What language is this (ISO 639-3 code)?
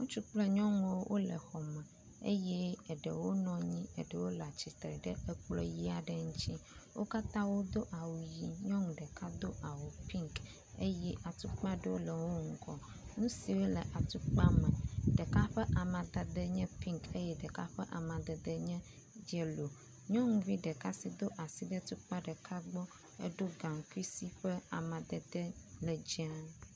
ewe